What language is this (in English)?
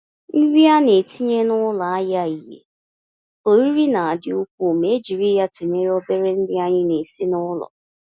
Igbo